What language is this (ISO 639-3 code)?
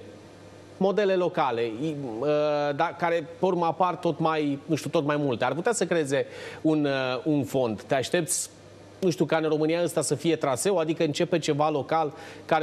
ron